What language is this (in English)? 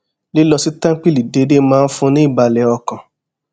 Yoruba